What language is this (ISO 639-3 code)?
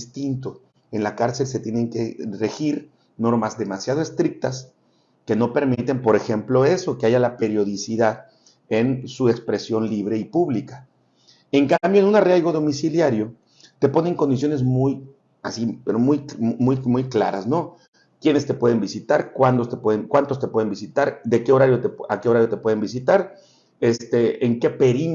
spa